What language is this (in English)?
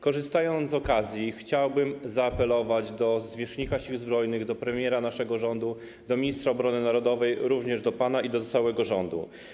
Polish